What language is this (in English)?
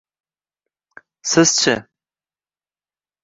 Uzbek